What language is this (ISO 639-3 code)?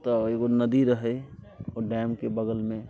mai